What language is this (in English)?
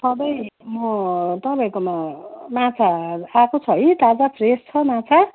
Nepali